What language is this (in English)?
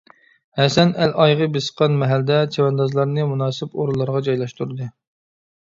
Uyghur